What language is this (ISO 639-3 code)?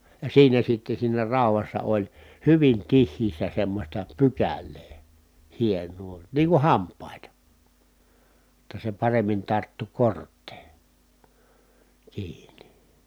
fin